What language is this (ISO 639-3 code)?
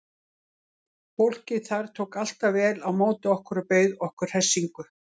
isl